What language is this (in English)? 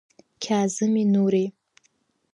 Abkhazian